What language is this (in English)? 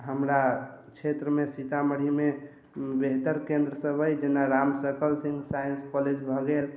Maithili